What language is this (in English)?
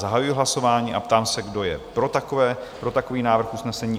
Czech